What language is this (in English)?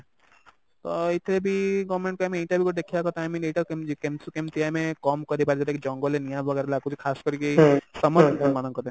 Odia